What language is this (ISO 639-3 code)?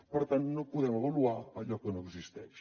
cat